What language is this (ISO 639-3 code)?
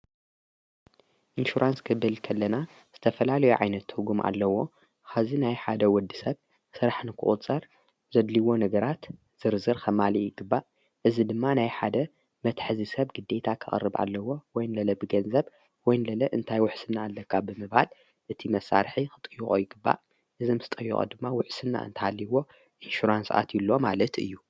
tir